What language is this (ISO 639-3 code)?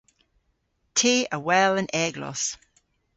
cor